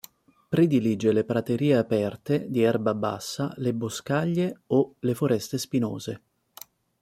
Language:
Italian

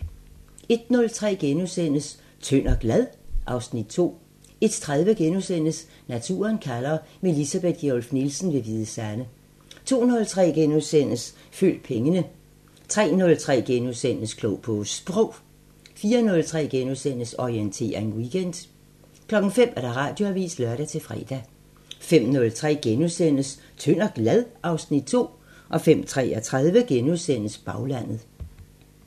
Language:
Danish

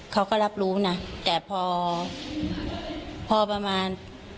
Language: Thai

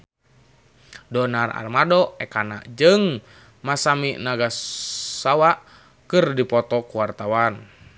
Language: Sundanese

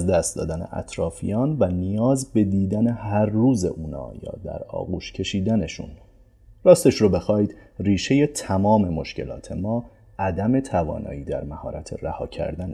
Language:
Persian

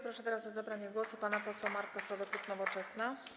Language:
Polish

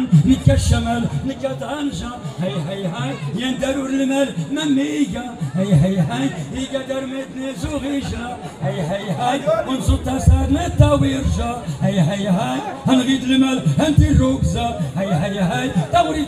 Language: Arabic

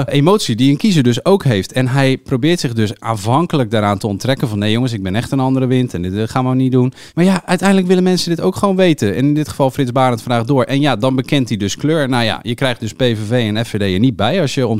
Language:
Dutch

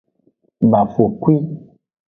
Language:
Aja (Benin)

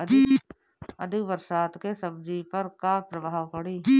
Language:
Bhojpuri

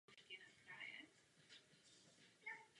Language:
Czech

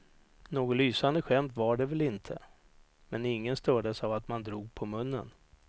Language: Swedish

